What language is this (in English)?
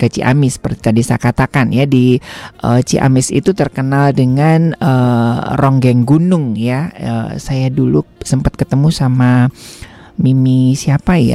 Indonesian